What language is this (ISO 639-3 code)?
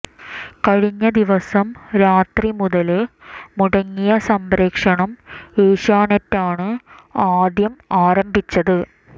mal